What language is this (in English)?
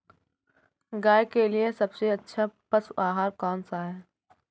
Hindi